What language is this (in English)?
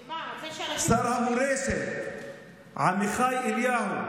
Hebrew